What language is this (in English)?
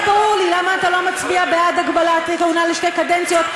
Hebrew